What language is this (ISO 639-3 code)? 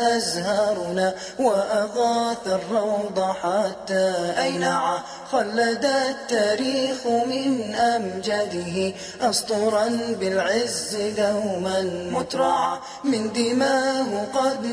ara